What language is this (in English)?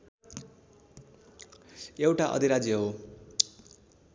Nepali